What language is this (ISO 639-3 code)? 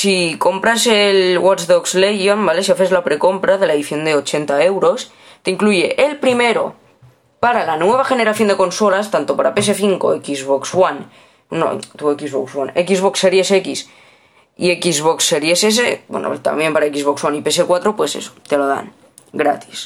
spa